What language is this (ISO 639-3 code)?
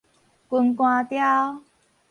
nan